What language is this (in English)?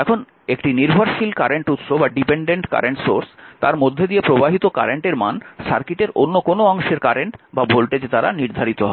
Bangla